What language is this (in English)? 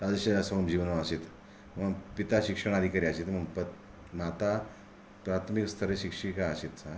Sanskrit